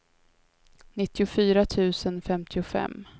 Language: Swedish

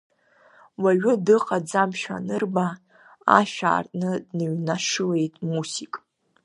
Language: Abkhazian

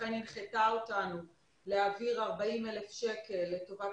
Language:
Hebrew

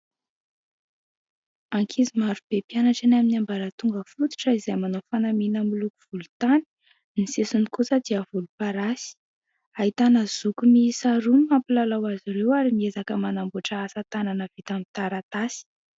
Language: Malagasy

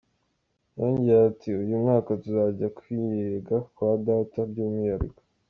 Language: Kinyarwanda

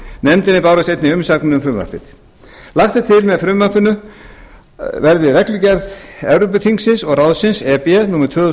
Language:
Icelandic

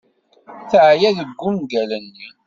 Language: Kabyle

